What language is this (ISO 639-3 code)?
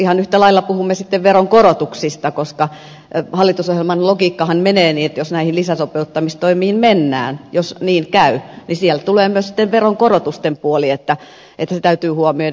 fin